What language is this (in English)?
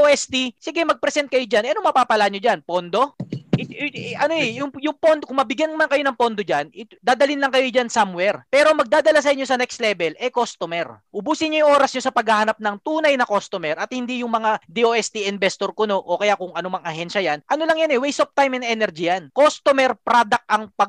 Filipino